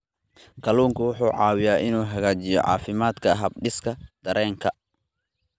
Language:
Somali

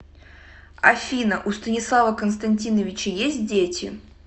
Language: Russian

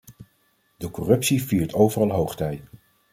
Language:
Dutch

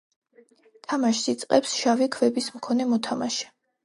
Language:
Georgian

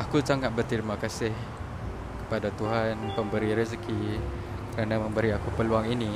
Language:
Malay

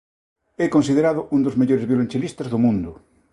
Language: Galician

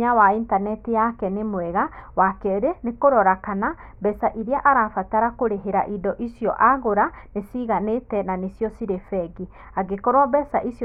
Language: Kikuyu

